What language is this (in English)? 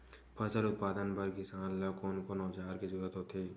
Chhattisgarhi